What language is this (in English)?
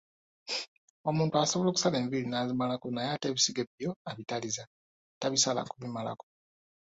Ganda